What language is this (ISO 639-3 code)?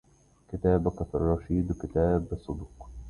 ara